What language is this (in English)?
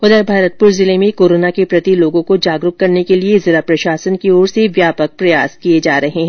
Hindi